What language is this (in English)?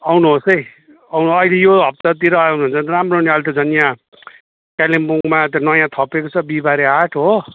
Nepali